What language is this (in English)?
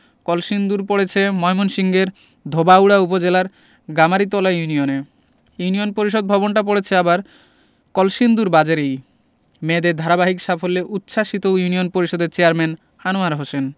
Bangla